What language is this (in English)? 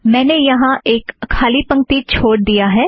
Hindi